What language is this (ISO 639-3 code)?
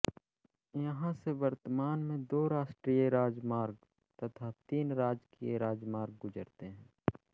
hin